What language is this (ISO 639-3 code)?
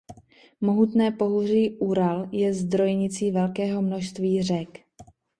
ces